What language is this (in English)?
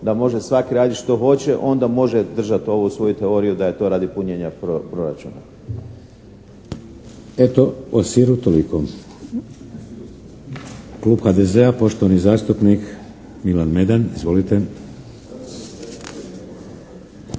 Croatian